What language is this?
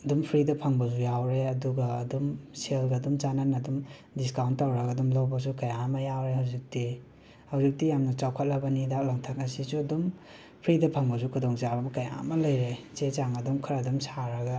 Manipuri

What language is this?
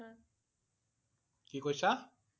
Assamese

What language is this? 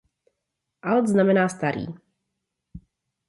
Czech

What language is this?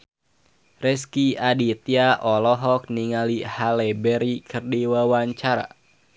Sundanese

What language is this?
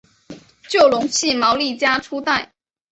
Chinese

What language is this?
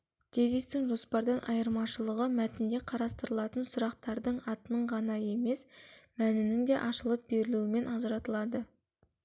Kazakh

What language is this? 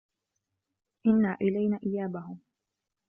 Arabic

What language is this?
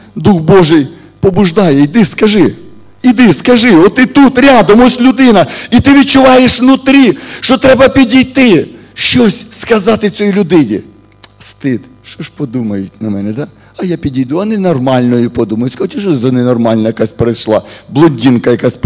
Russian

